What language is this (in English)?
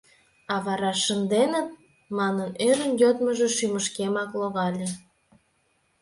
Mari